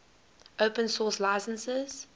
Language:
English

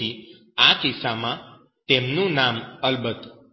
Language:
Gujarati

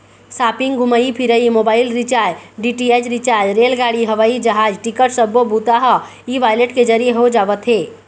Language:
Chhattisgarhi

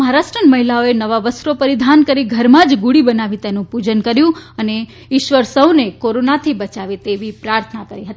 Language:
Gujarati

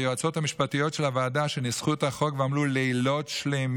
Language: Hebrew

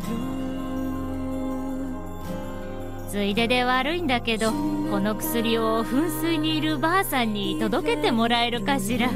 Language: Japanese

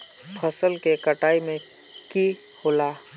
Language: Magahi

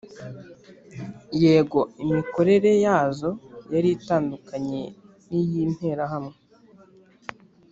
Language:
Kinyarwanda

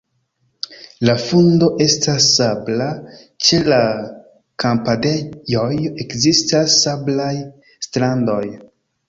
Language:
Esperanto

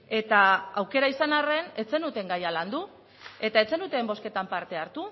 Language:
Basque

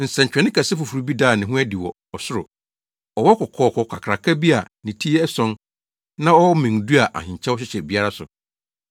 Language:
Akan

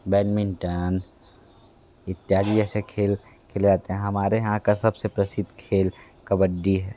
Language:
Hindi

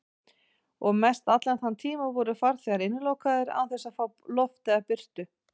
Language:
Icelandic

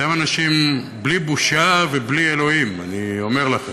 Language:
Hebrew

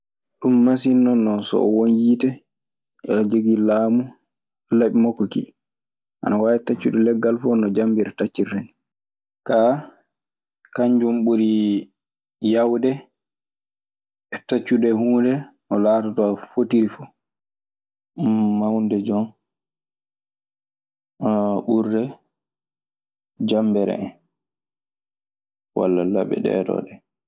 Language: Maasina Fulfulde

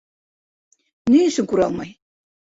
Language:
Bashkir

